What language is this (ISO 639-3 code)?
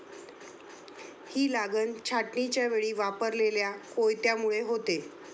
mar